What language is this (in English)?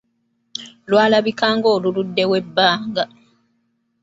Ganda